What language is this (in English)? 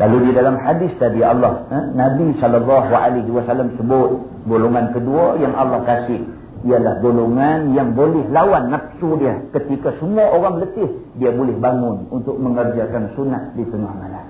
Malay